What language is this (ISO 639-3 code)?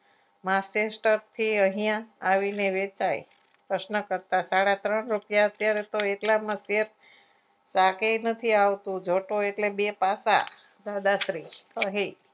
guj